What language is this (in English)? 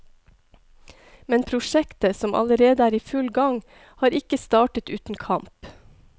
Norwegian